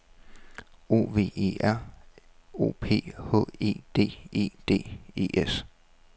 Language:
Danish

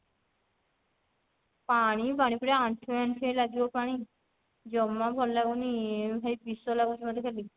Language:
Odia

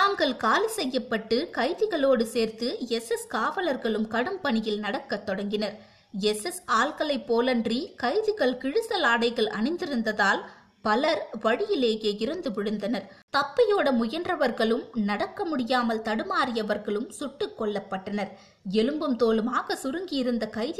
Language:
Tamil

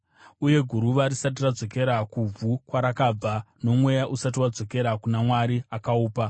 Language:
Shona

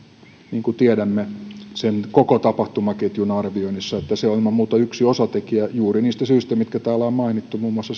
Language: Finnish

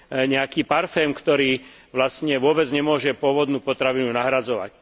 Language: Slovak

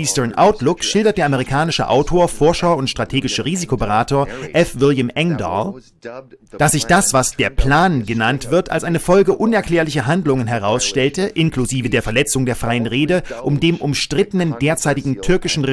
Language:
German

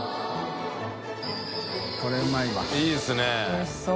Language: Japanese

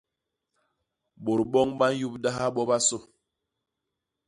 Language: Basaa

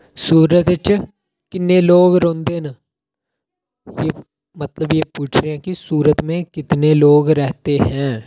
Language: Dogri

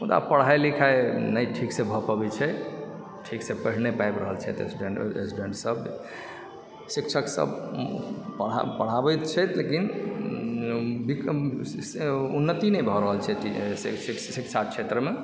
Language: Maithili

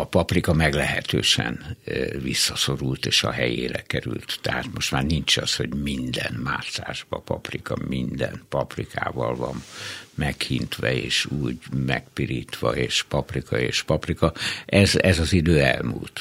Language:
Hungarian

